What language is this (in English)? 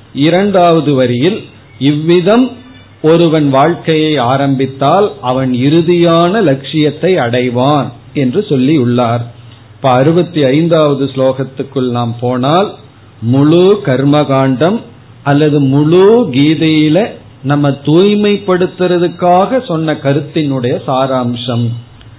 Tamil